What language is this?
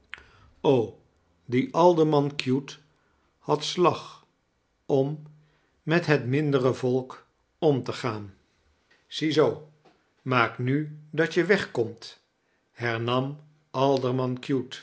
Dutch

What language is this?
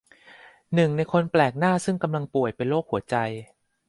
Thai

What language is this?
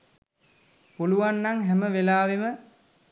Sinhala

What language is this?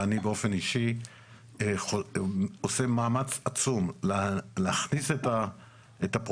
Hebrew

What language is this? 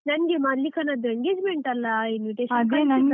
Kannada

